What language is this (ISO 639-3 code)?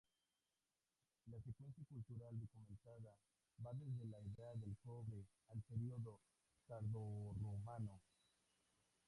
spa